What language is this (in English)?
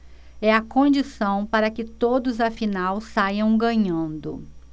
Portuguese